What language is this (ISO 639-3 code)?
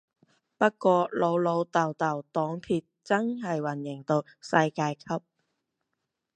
yue